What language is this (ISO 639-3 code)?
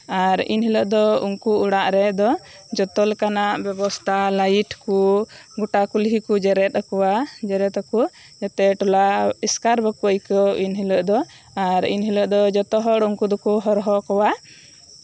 sat